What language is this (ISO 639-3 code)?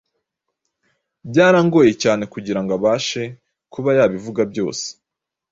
kin